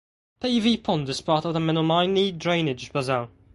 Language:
English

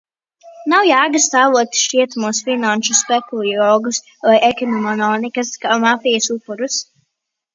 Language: Latvian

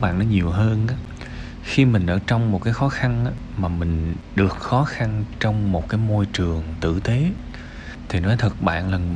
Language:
Vietnamese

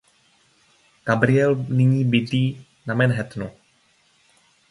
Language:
Czech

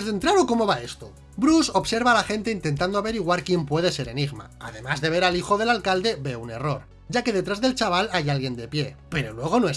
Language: Spanish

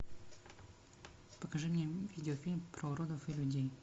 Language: Russian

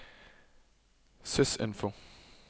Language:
Norwegian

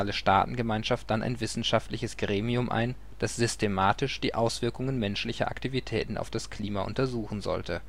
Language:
German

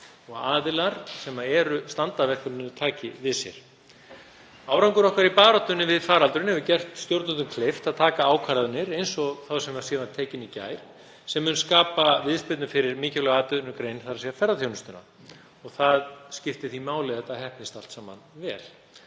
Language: Icelandic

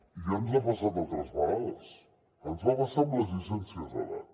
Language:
Catalan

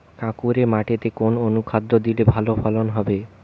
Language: Bangla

